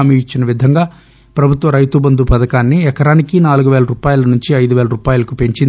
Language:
Telugu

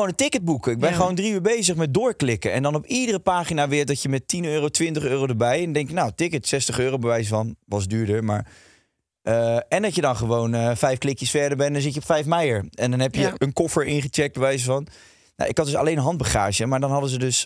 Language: Dutch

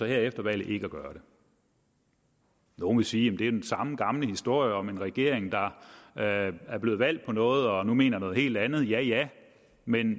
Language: Danish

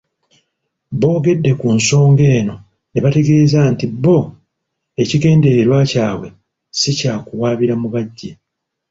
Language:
Ganda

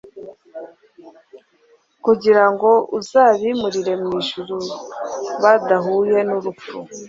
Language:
Kinyarwanda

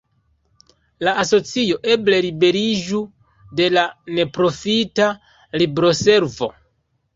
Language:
Esperanto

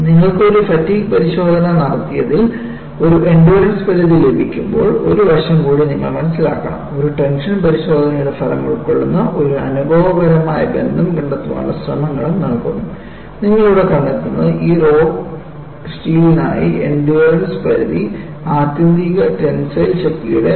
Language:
Malayalam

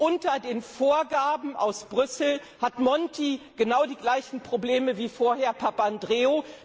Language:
German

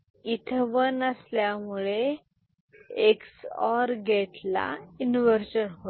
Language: Marathi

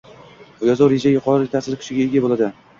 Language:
Uzbek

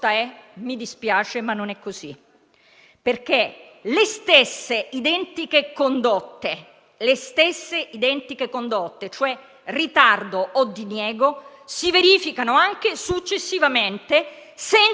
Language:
Italian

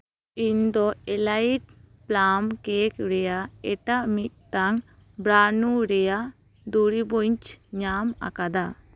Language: Santali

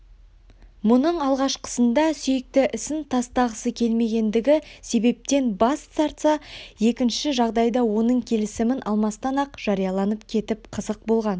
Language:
Kazakh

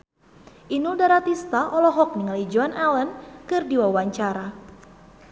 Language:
Sundanese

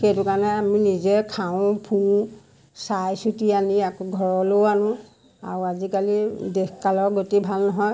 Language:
Assamese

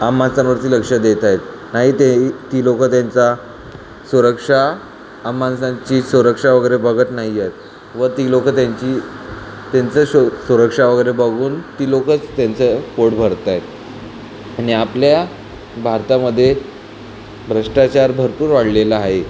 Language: Marathi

